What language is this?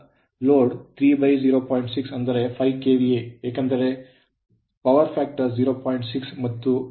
Kannada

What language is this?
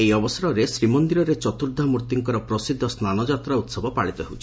Odia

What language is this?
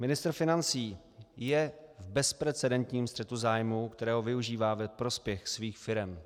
Czech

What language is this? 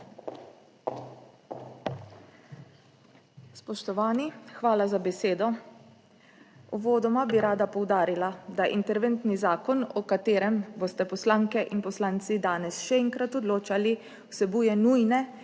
Slovenian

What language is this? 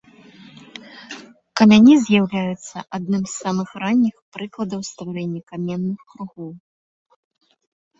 Belarusian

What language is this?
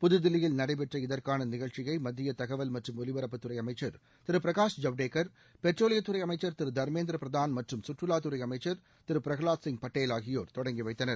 Tamil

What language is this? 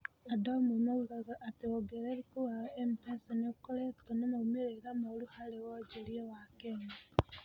Kikuyu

